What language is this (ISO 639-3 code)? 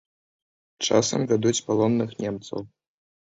bel